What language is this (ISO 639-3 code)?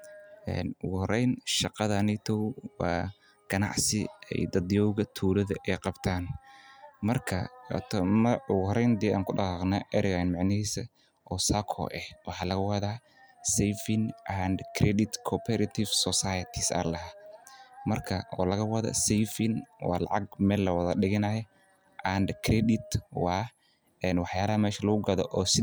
som